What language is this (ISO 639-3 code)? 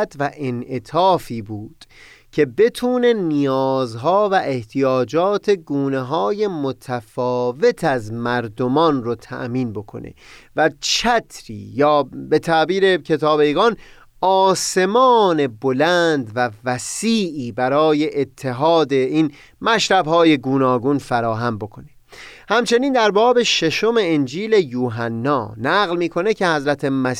fas